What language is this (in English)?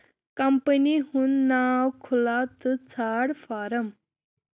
Kashmiri